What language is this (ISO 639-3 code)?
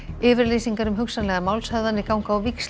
isl